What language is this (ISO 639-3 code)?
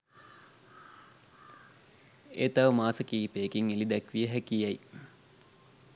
sin